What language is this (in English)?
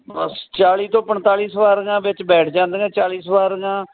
Punjabi